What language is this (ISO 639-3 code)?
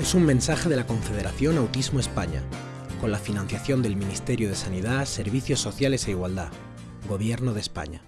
spa